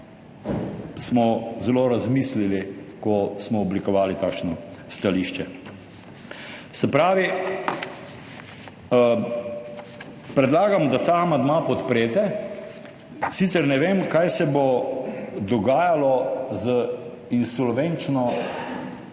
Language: Slovenian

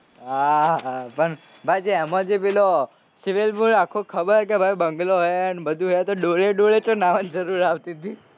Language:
Gujarati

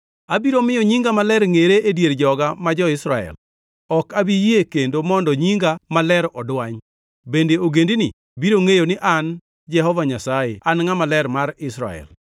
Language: Luo (Kenya and Tanzania)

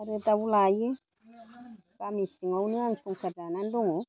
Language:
Bodo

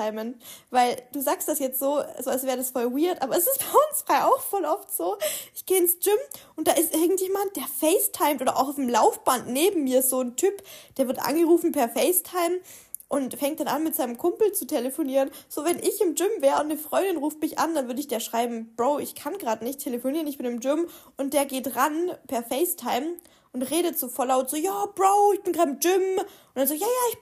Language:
German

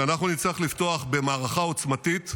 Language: Hebrew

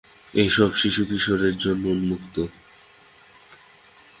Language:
Bangla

